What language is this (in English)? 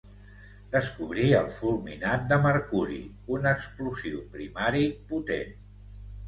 Catalan